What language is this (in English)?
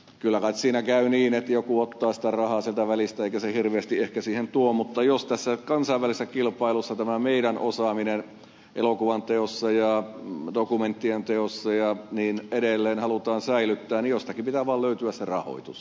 Finnish